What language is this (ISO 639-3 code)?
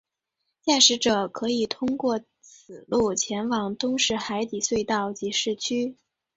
zho